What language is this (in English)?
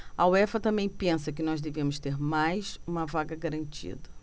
Portuguese